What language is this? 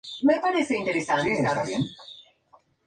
Spanish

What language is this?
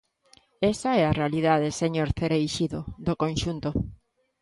Galician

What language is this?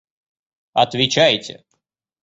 Russian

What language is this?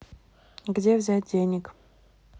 Russian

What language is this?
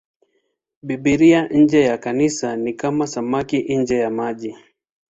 Swahili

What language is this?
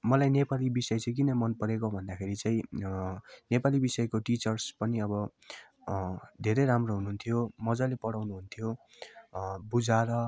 Nepali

